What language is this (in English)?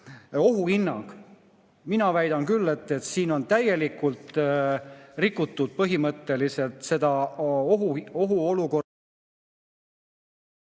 Estonian